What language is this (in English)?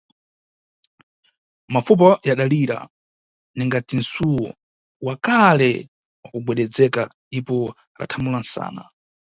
Nyungwe